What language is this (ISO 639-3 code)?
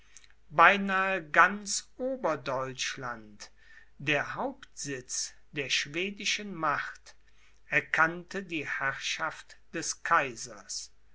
deu